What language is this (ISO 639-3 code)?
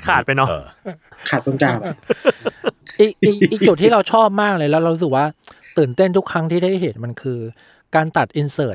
tha